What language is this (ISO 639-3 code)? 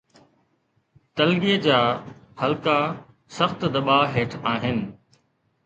snd